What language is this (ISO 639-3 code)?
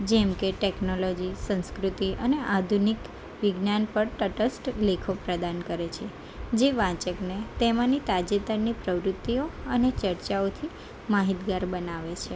guj